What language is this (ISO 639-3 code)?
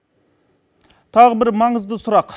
kaz